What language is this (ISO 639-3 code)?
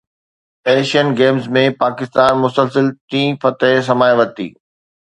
snd